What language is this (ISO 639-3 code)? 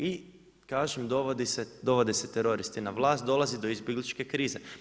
hrv